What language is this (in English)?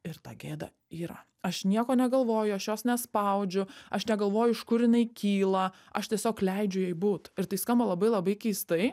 Lithuanian